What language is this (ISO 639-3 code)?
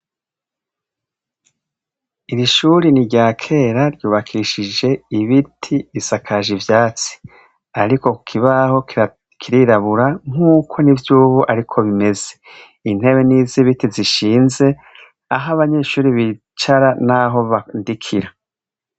run